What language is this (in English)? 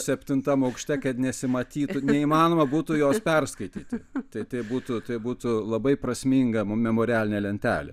Lithuanian